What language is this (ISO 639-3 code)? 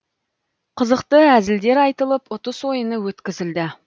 kaz